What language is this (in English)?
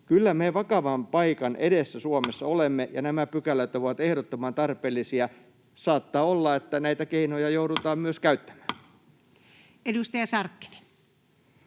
Finnish